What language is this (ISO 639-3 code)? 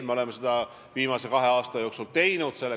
est